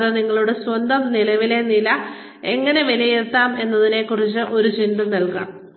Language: Malayalam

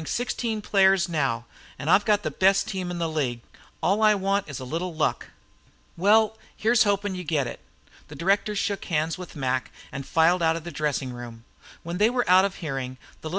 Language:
English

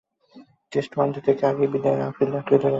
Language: Bangla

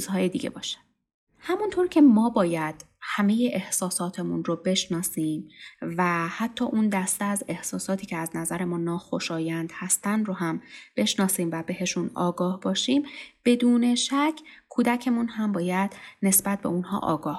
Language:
Persian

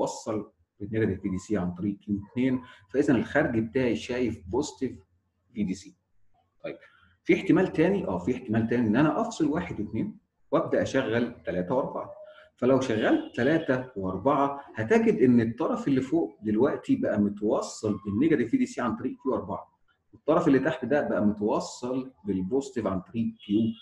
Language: Arabic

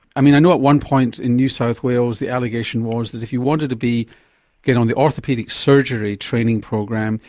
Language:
English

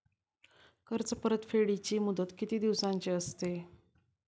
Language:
Marathi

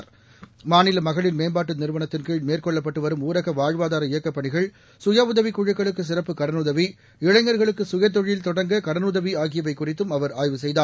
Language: Tamil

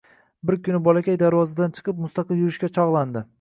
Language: Uzbek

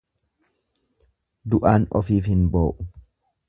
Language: Oromo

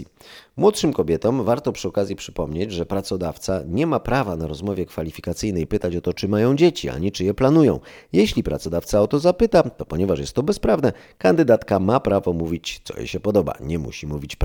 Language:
Polish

